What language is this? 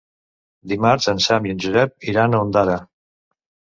Catalan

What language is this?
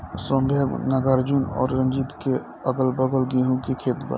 Bhojpuri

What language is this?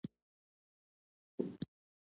Pashto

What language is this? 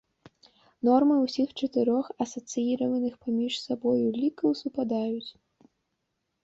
Belarusian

